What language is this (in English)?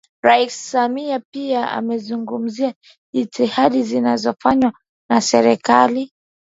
Swahili